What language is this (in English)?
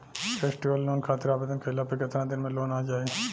Bhojpuri